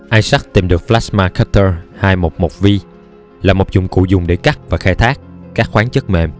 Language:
Vietnamese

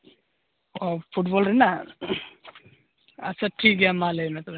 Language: Santali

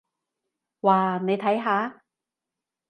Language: Cantonese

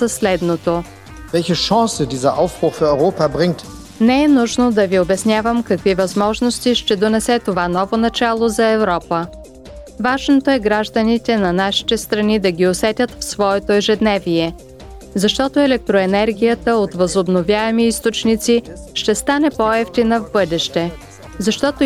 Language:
Bulgarian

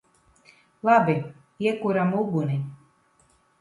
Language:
Latvian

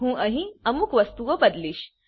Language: Gujarati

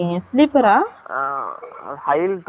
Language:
Tamil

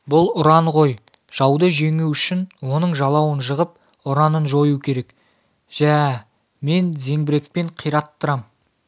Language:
Kazakh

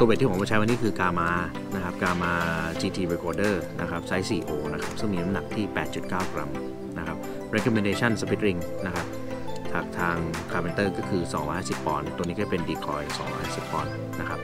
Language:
Thai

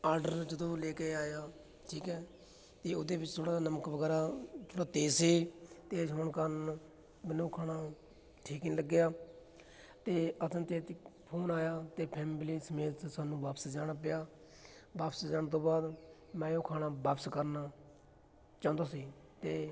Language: Punjabi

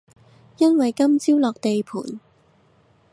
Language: Cantonese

